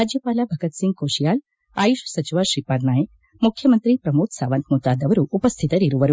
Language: Kannada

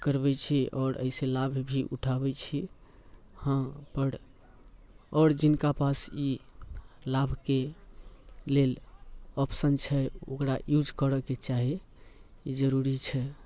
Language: Maithili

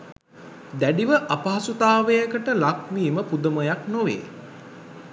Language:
Sinhala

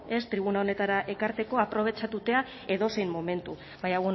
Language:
Basque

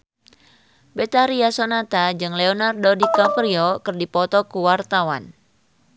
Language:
Sundanese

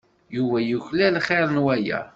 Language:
Kabyle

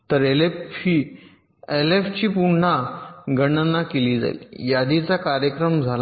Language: Marathi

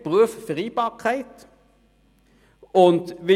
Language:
Swiss German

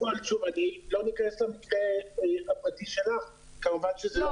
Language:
Hebrew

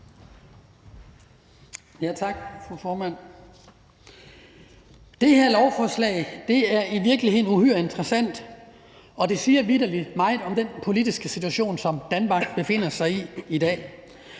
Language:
Danish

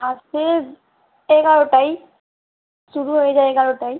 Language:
Bangla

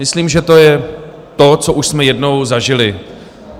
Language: Czech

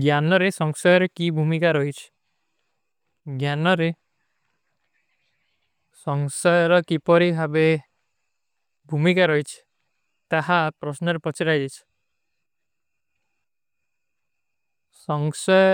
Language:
Kui (India)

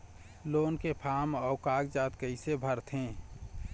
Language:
Chhattisgarhi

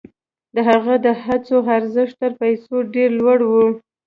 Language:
Pashto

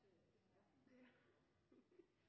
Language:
Norwegian Nynorsk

